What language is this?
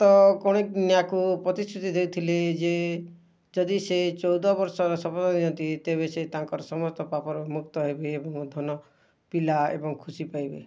Odia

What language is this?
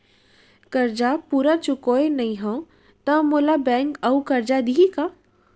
Chhattisgarhi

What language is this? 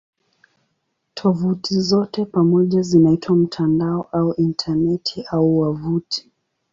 Swahili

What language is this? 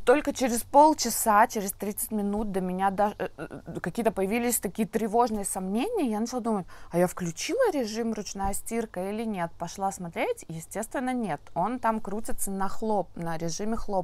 Russian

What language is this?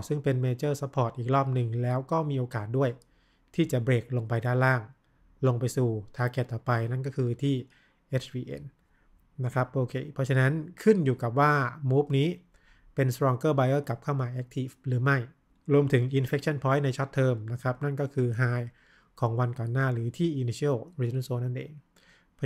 Thai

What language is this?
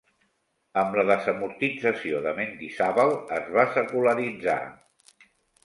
Catalan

